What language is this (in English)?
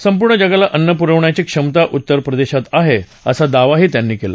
Marathi